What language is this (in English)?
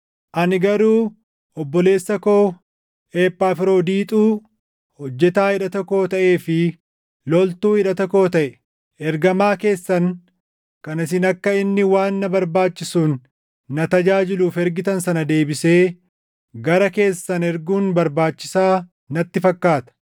Oromo